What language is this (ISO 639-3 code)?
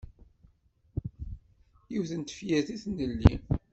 kab